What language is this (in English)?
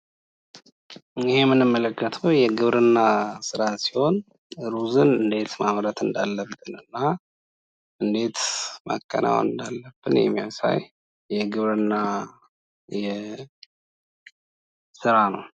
Amharic